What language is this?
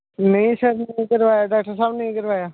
Dogri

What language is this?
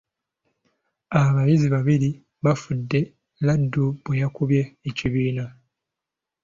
Ganda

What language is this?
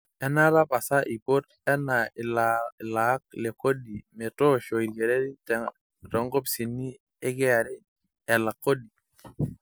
Masai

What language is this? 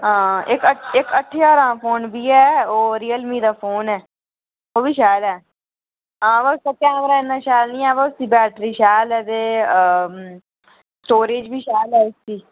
Dogri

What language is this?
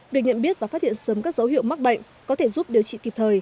Vietnamese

